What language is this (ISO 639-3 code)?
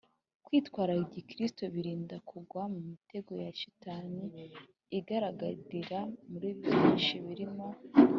kin